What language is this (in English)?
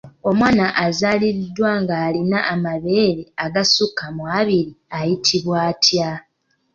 Ganda